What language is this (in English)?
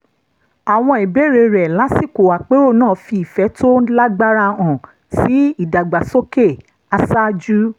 Yoruba